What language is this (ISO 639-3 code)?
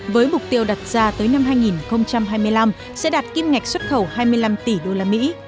vie